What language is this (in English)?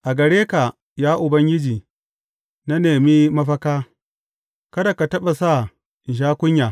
Hausa